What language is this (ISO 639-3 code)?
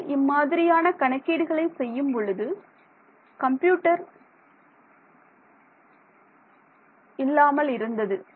tam